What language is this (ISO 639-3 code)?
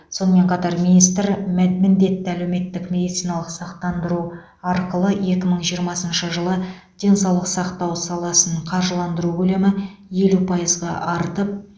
kaz